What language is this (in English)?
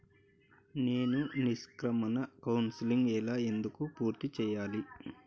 Telugu